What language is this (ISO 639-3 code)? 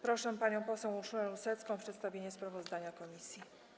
pol